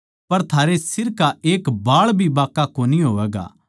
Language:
Haryanvi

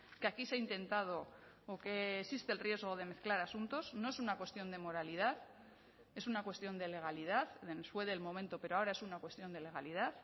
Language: Spanish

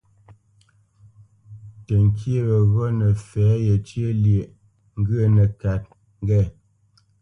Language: Bamenyam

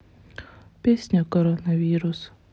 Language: Russian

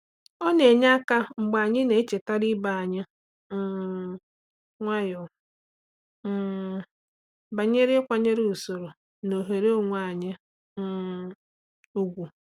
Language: Igbo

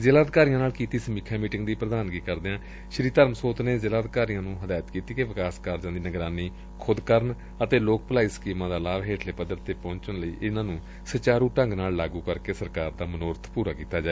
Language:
Punjabi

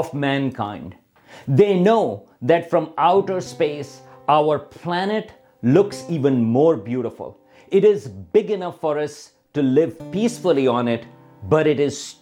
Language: Urdu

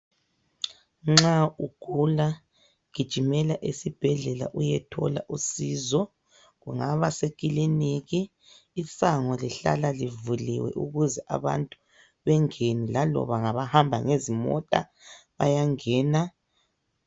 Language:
North Ndebele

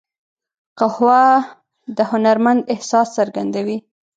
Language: Pashto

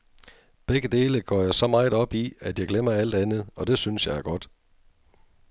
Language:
Danish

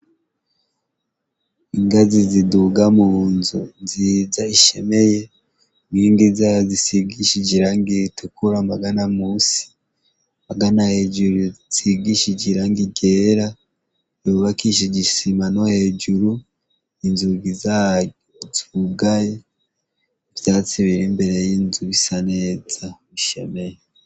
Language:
Rundi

